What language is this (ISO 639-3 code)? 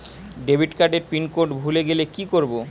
ben